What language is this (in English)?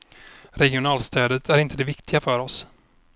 Swedish